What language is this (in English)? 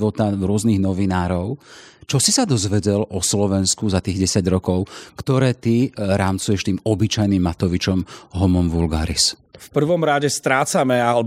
Slovak